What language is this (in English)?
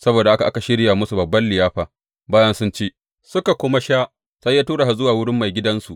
Hausa